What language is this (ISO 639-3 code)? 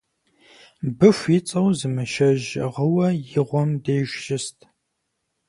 kbd